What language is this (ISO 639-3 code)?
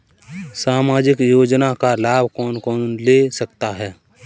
hin